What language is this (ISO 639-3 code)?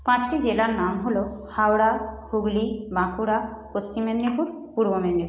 ben